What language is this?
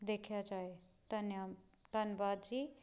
Punjabi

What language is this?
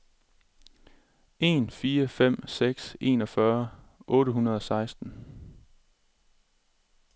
Danish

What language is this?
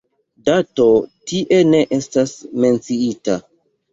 Esperanto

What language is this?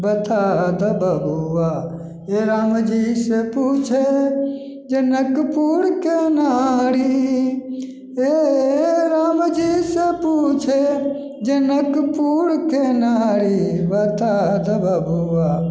Maithili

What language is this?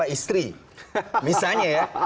Indonesian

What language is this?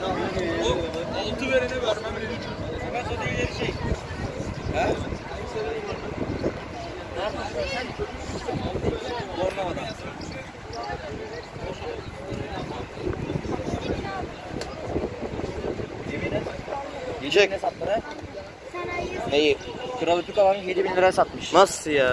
Turkish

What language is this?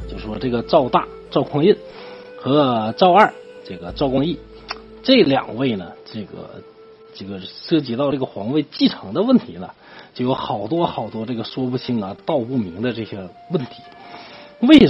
Chinese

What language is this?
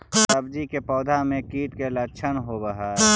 Magahi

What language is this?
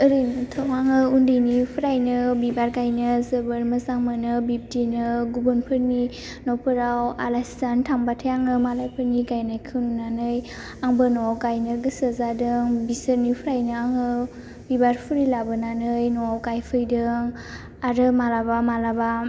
Bodo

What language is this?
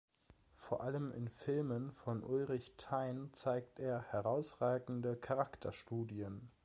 German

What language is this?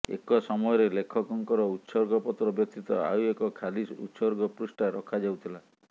Odia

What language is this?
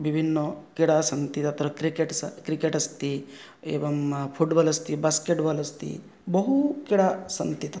Sanskrit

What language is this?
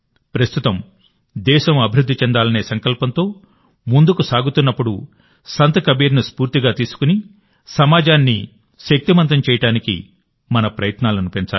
Telugu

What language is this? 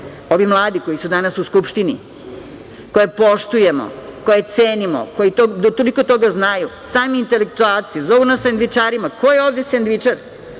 Serbian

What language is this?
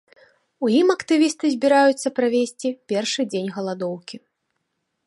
Belarusian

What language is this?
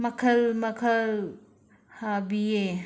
Manipuri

